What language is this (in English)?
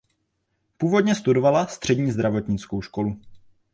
Czech